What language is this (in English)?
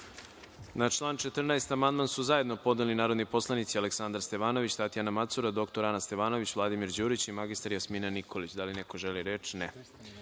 Serbian